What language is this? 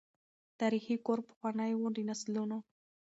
Pashto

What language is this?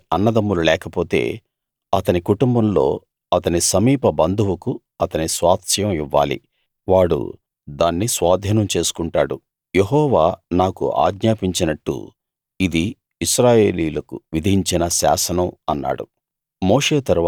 Telugu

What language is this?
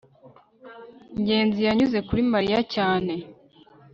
Kinyarwanda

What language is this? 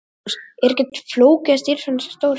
Icelandic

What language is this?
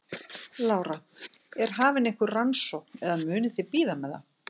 Icelandic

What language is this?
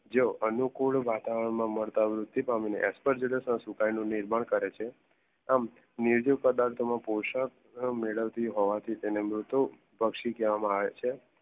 Gujarati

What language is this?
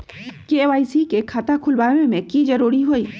Magahi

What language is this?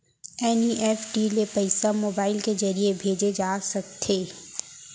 Chhattisgarhi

